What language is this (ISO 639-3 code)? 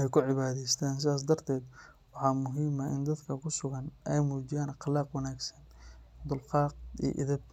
som